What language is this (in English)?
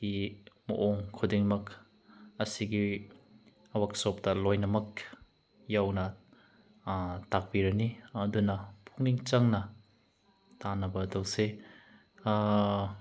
Manipuri